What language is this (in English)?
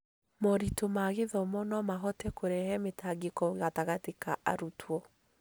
Kikuyu